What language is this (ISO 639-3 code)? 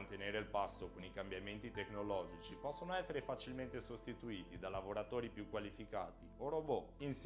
ita